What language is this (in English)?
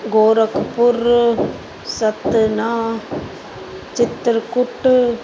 Sindhi